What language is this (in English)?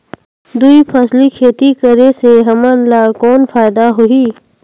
Chhattisgarhi